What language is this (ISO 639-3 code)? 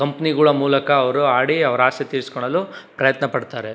kan